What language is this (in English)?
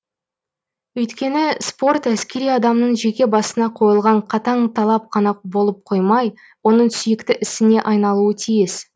Kazakh